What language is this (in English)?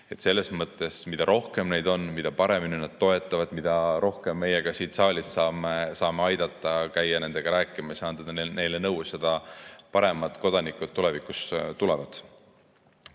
Estonian